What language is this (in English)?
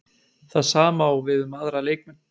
Icelandic